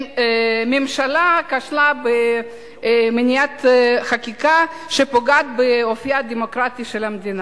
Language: Hebrew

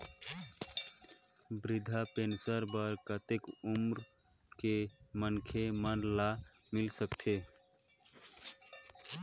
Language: Chhattisgarhi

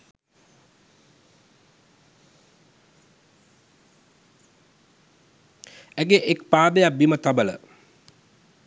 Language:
Sinhala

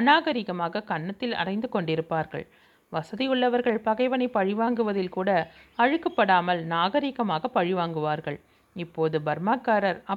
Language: Tamil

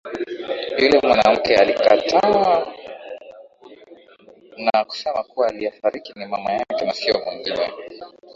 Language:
Swahili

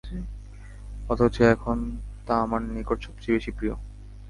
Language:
Bangla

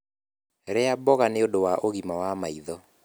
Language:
Kikuyu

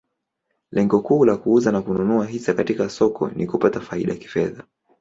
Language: Swahili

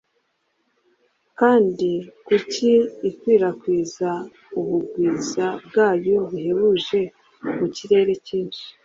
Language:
Kinyarwanda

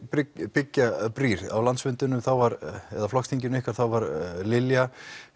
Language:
Icelandic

